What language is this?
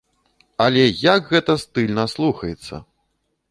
Belarusian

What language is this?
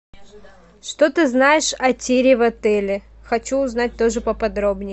Russian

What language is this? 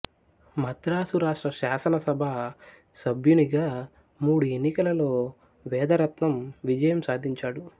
Telugu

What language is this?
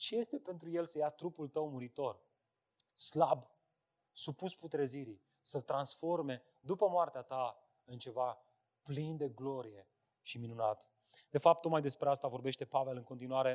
Romanian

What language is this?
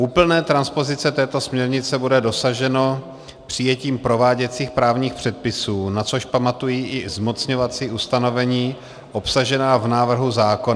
Czech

